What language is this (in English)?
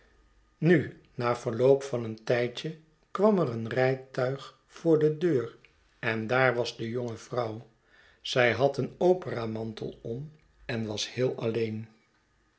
Dutch